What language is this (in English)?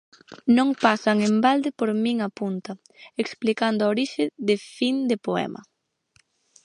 Galician